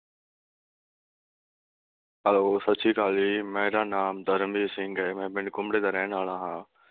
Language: Punjabi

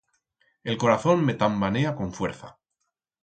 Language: Aragonese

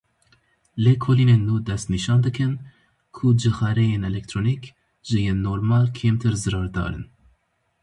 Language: Kurdish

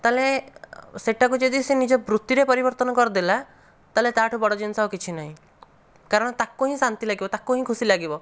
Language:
Odia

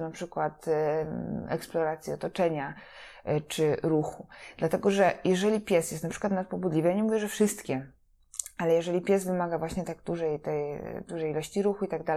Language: Polish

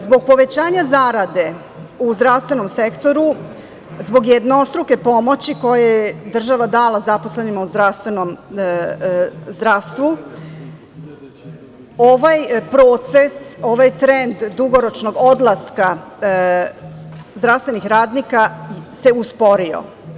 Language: Serbian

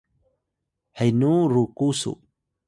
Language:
Atayal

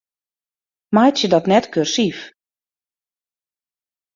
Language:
Western Frisian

